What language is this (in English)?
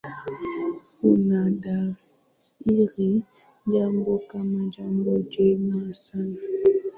Swahili